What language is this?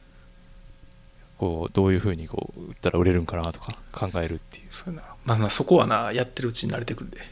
Japanese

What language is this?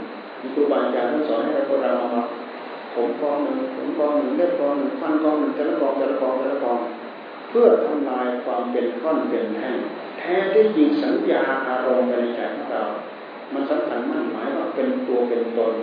Thai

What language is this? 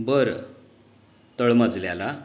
Marathi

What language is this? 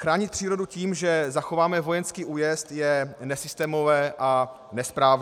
Czech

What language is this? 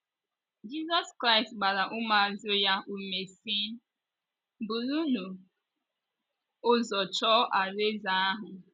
Igbo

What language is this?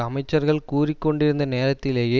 Tamil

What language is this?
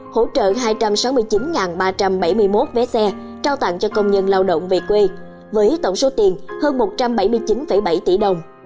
Vietnamese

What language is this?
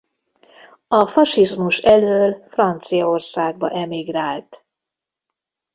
Hungarian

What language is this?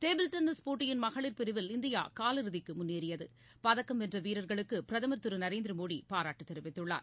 Tamil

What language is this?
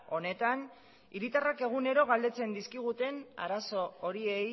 Basque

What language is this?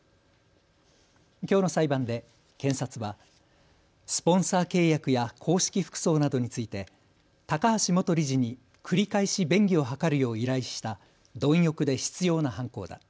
Japanese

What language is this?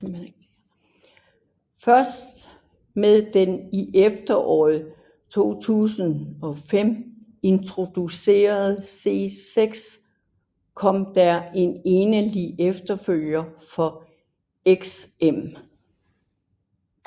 Danish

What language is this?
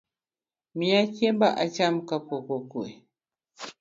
Luo (Kenya and Tanzania)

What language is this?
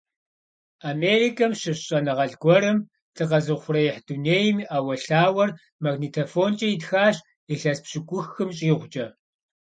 Kabardian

